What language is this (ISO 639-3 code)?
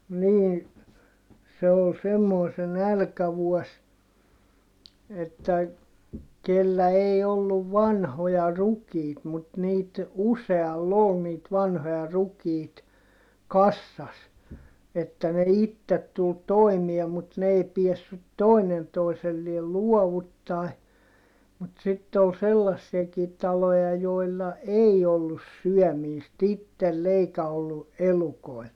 fin